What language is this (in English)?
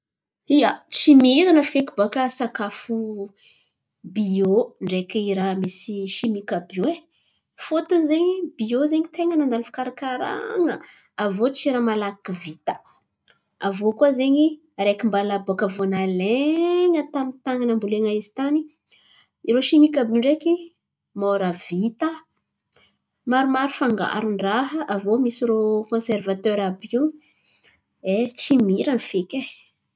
Antankarana Malagasy